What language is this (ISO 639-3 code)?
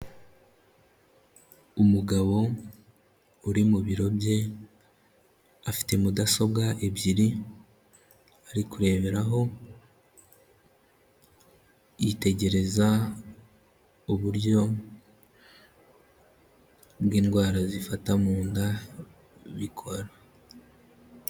kin